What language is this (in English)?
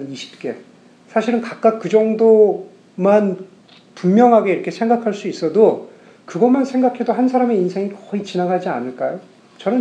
Korean